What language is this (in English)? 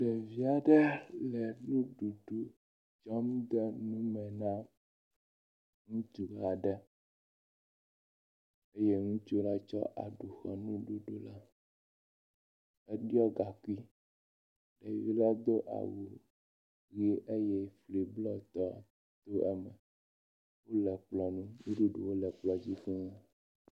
Ewe